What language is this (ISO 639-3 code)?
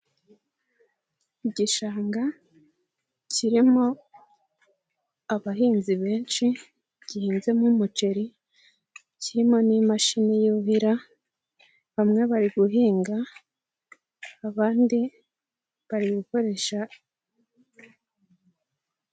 kin